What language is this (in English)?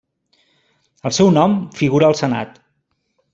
Catalan